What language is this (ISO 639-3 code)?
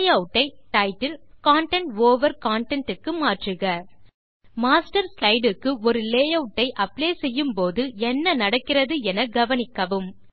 tam